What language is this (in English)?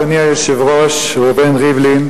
Hebrew